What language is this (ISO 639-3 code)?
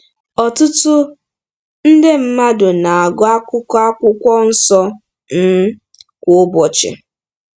ibo